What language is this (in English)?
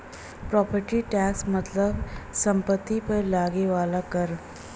Bhojpuri